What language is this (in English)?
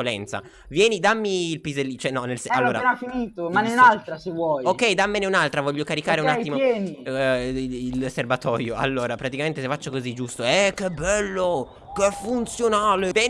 Italian